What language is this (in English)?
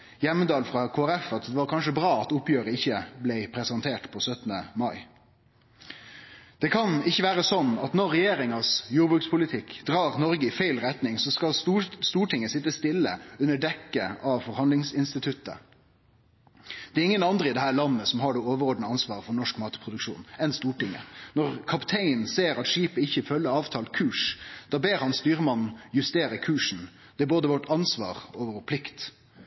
Norwegian Nynorsk